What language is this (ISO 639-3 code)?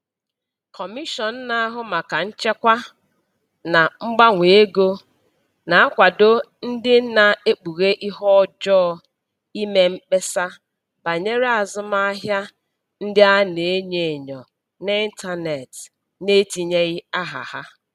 ibo